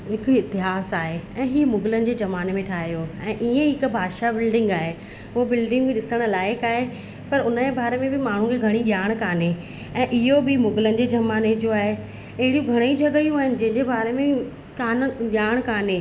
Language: Sindhi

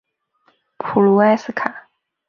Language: Chinese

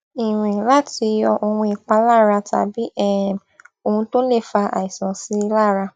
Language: Yoruba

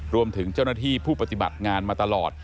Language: Thai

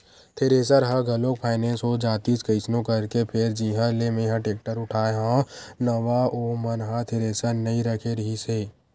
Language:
Chhattisgarhi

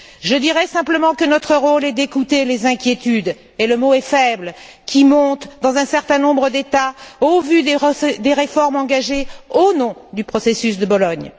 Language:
French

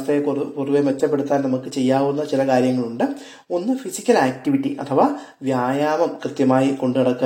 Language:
Malayalam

